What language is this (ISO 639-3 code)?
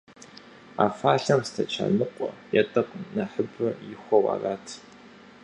kbd